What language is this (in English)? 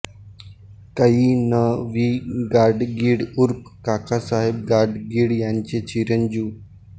Marathi